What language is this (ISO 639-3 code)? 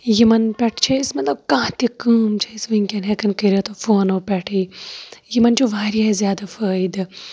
kas